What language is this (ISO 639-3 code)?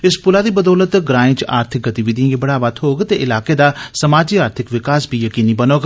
doi